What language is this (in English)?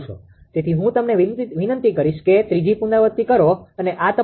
Gujarati